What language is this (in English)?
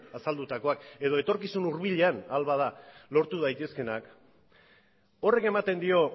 Basque